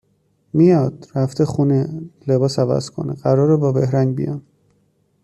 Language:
Persian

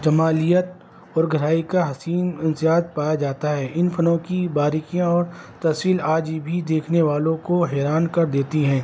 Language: Urdu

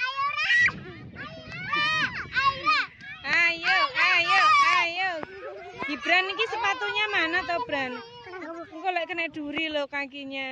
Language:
Indonesian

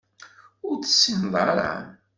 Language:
Kabyle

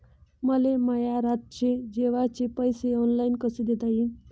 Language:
Marathi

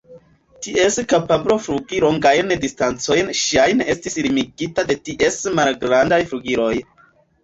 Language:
Esperanto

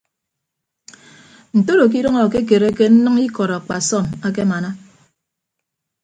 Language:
Ibibio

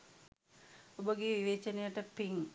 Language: Sinhala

